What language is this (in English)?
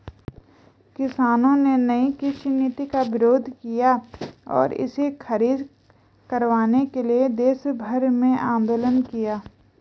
Hindi